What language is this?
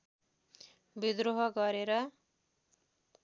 Nepali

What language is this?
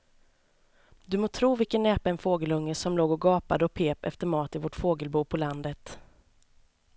Swedish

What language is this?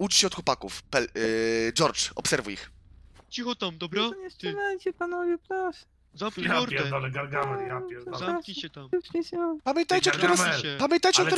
Polish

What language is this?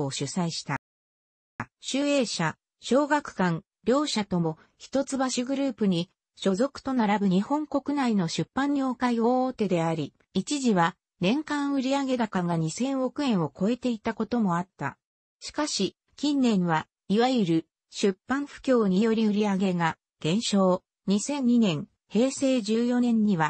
Japanese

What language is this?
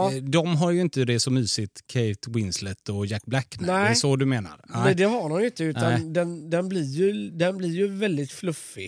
Swedish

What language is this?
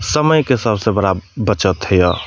Maithili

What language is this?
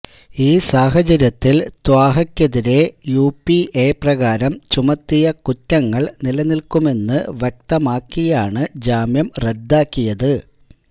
Malayalam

